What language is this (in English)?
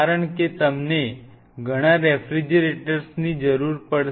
Gujarati